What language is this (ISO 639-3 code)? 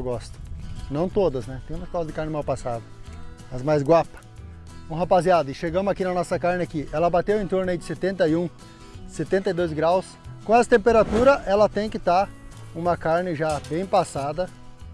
por